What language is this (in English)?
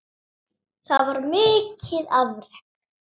Icelandic